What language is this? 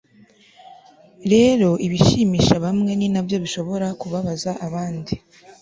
Kinyarwanda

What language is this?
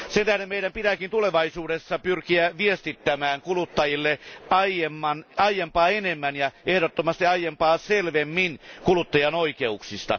Finnish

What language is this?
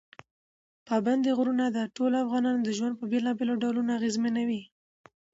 Pashto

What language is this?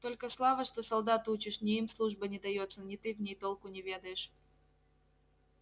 Russian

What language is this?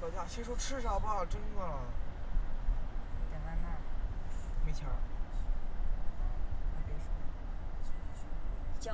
Chinese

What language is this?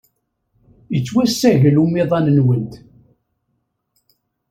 Kabyle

